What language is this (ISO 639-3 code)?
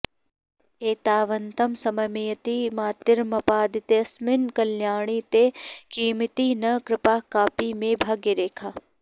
san